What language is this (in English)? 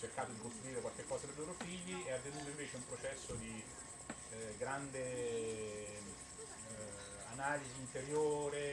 Italian